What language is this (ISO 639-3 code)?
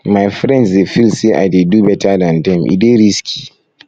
pcm